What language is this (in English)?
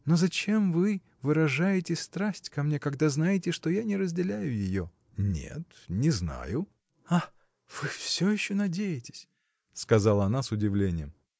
Russian